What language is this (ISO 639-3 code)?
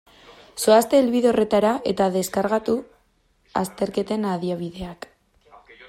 eus